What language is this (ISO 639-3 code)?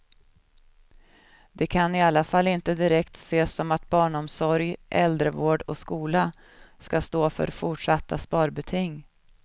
swe